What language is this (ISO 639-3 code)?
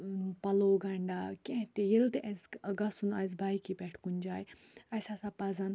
kas